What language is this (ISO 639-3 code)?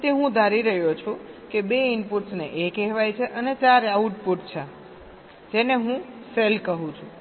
guj